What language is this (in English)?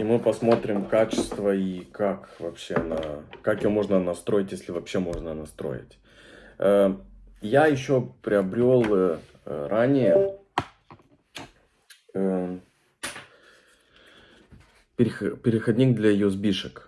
Russian